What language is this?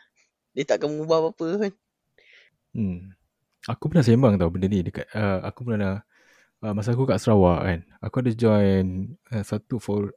Malay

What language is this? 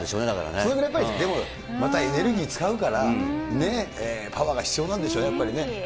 Japanese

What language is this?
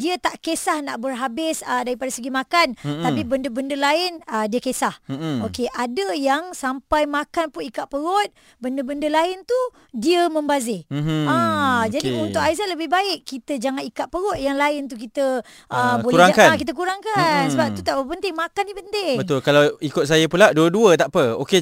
Malay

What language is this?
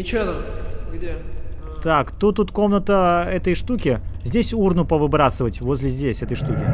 Russian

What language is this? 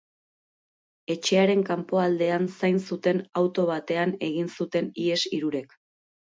Basque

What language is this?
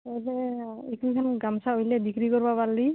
Assamese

